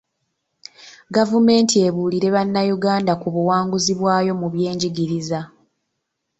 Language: Ganda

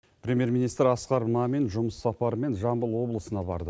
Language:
Kazakh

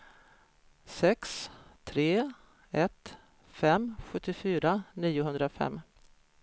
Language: Swedish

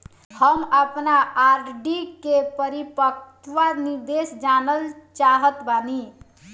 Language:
Bhojpuri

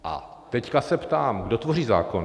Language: Czech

